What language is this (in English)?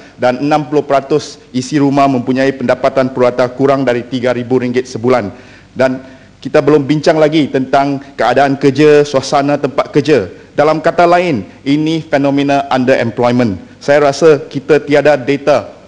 Malay